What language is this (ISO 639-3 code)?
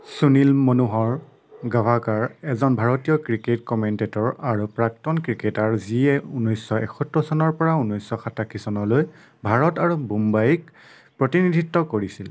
asm